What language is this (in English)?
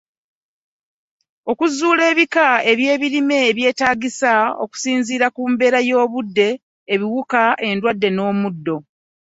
Ganda